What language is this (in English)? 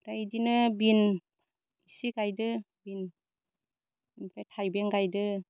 Bodo